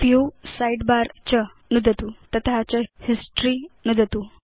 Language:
Sanskrit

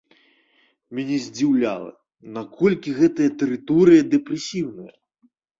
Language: Belarusian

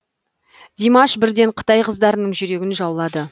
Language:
Kazakh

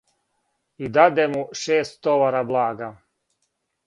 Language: Serbian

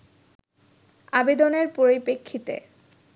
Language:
Bangla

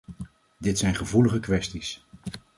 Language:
Dutch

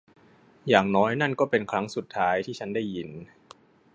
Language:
Thai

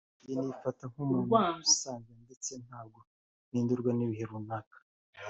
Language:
Kinyarwanda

